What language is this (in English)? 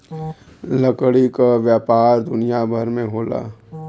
Bhojpuri